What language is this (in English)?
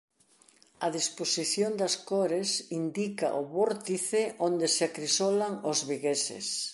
Galician